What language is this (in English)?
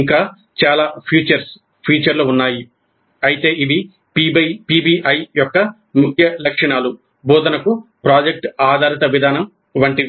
Telugu